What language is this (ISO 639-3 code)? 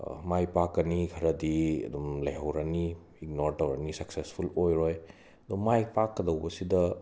mni